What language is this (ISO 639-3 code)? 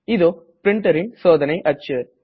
tam